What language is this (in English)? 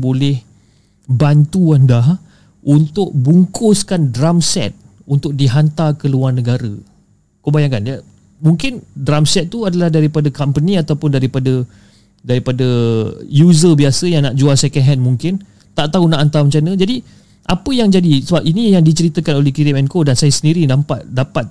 Malay